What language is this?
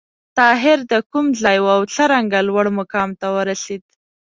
Pashto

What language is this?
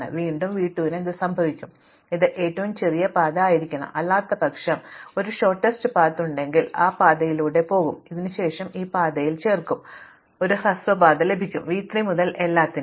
Malayalam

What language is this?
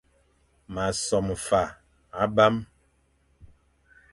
Fang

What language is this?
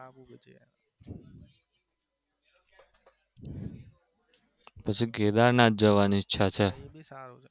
Gujarati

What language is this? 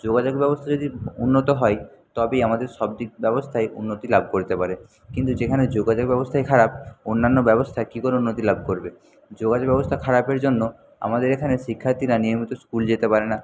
Bangla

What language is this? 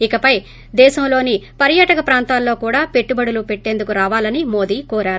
Telugu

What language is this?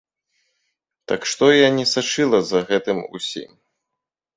Belarusian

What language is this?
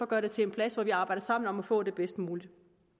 Danish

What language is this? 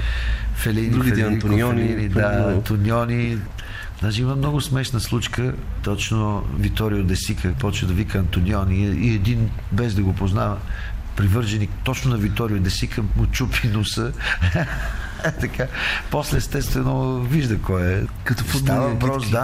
Bulgarian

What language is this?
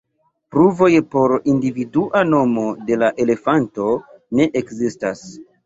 Esperanto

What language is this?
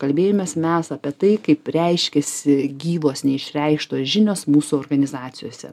Lithuanian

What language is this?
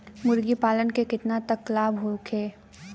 Bhojpuri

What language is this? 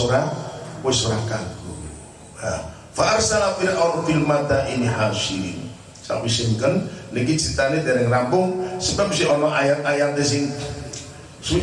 Indonesian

